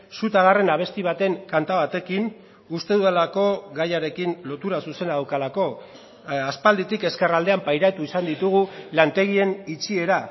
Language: Basque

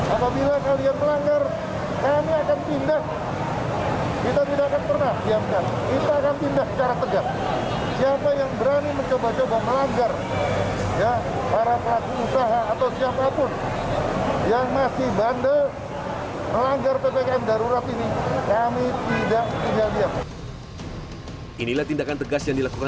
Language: Indonesian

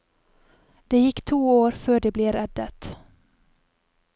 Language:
Norwegian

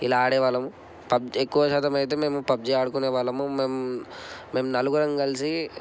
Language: Telugu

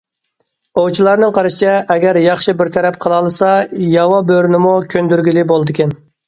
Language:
Uyghur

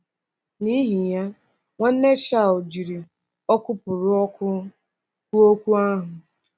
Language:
Igbo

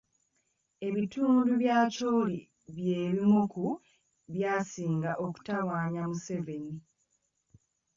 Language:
Ganda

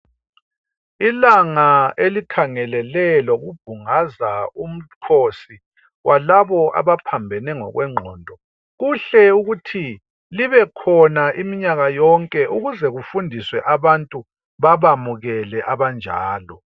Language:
North Ndebele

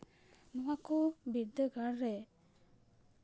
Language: Santali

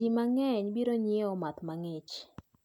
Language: Luo (Kenya and Tanzania)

